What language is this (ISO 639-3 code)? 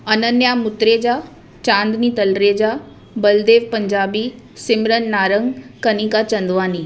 snd